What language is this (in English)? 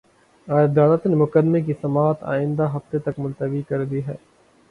Urdu